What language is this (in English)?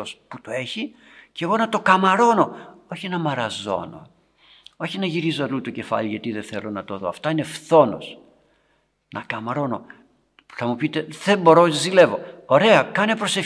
Greek